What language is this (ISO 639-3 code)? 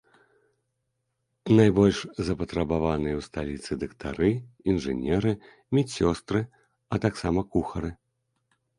bel